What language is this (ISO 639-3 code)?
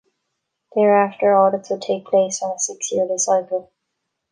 eng